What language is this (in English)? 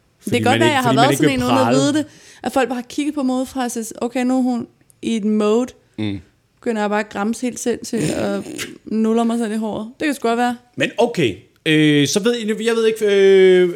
Danish